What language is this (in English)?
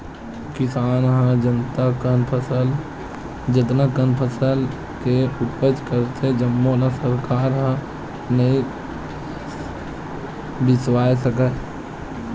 Chhattisgarhi